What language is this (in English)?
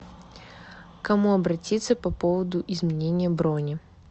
Russian